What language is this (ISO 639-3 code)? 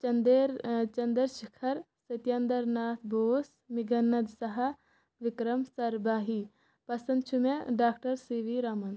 kas